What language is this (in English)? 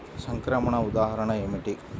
Telugu